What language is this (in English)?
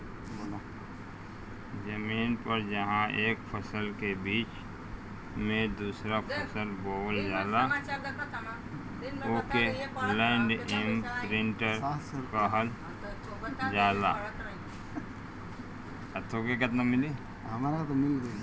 Bhojpuri